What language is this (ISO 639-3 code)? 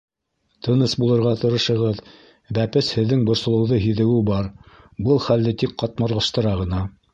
bak